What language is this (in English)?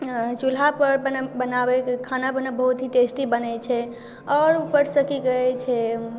Maithili